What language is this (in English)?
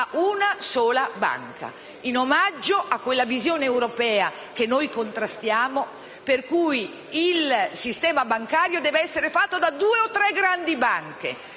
Italian